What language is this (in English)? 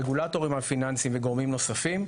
Hebrew